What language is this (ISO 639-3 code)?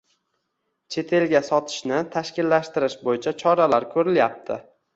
uzb